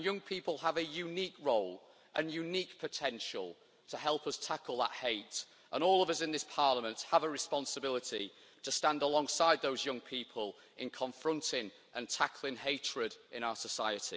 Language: English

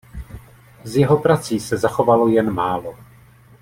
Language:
Czech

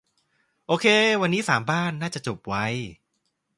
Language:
Thai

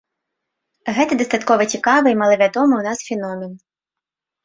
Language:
Belarusian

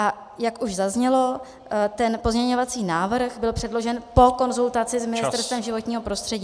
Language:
Czech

